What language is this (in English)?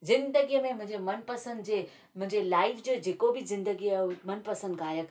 Sindhi